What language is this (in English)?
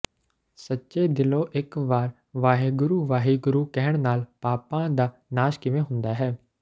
Punjabi